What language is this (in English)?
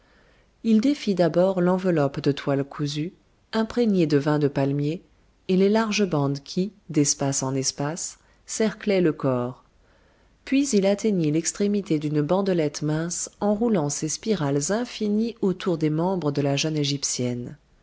French